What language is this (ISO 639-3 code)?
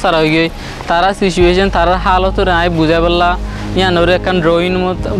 ind